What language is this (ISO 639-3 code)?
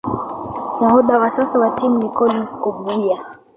swa